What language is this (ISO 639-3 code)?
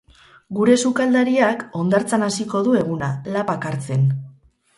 eus